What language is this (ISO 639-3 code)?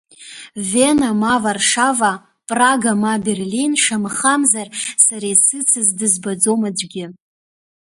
abk